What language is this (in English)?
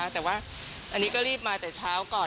Thai